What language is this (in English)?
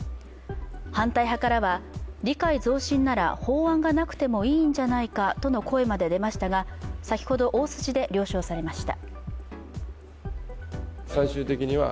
Japanese